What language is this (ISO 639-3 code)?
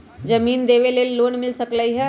mag